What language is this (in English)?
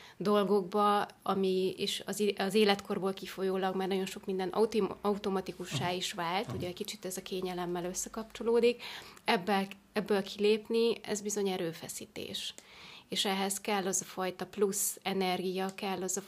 Hungarian